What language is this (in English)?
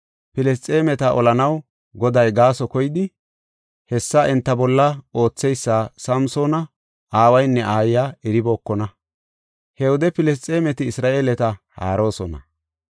Gofa